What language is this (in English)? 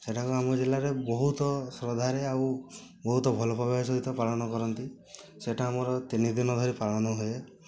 Odia